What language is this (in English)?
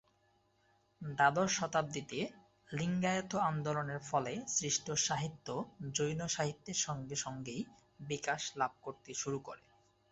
Bangla